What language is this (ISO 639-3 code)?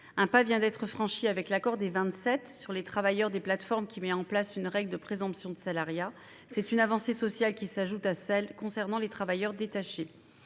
fra